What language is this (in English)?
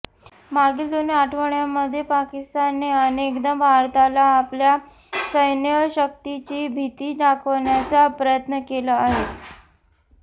Marathi